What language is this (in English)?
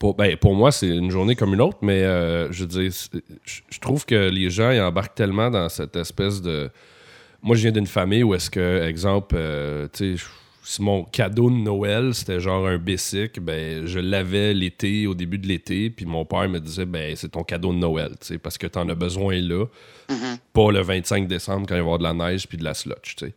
French